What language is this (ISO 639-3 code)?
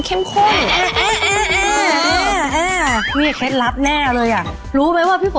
tha